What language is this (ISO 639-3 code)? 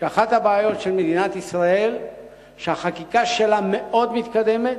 heb